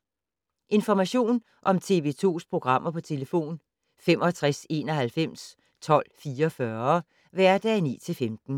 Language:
Danish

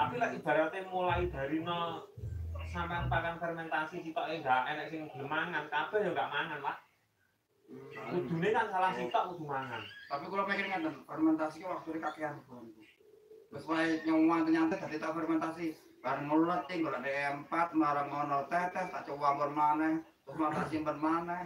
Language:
Indonesian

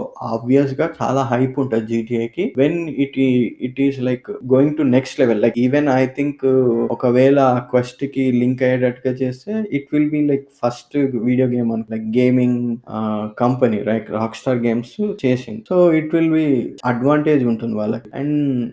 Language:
Telugu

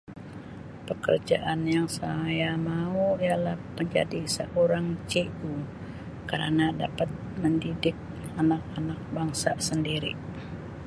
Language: Sabah Malay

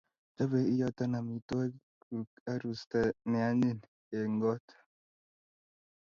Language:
Kalenjin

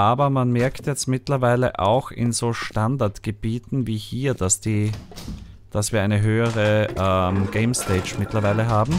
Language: German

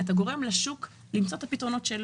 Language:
Hebrew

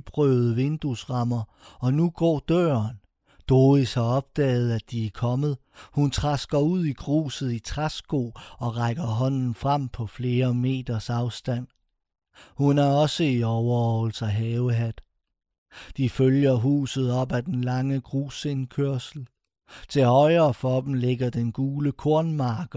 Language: Danish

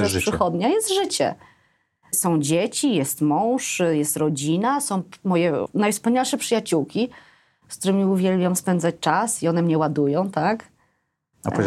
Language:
Polish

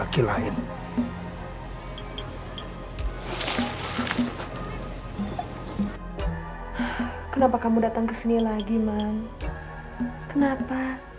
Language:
Indonesian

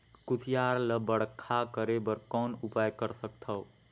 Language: Chhattisgarhi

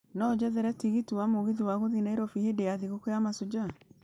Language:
Kikuyu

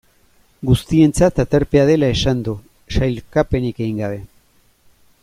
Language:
Basque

